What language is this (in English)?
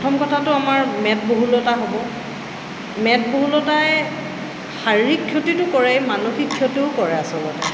Assamese